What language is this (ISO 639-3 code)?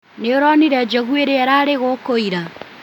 kik